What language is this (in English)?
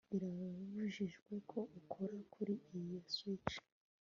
Kinyarwanda